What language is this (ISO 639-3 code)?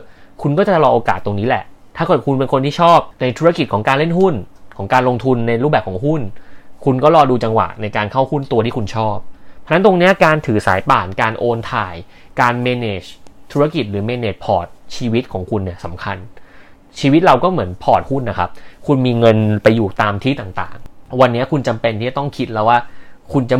tha